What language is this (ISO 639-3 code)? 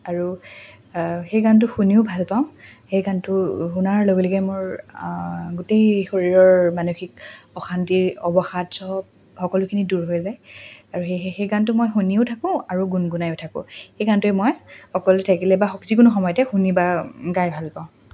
asm